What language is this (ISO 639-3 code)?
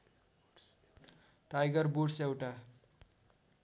nep